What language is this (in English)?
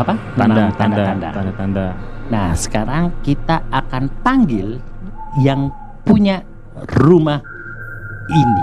Indonesian